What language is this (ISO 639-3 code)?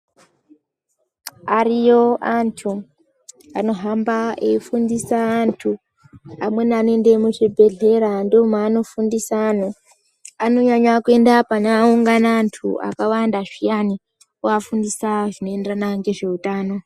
ndc